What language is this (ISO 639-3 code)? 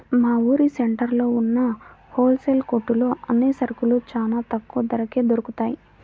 tel